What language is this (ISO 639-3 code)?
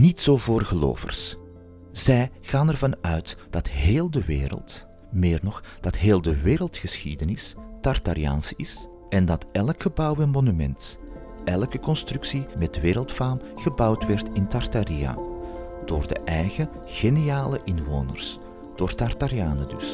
nld